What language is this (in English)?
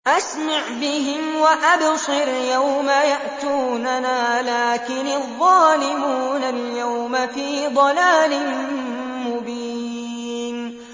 Arabic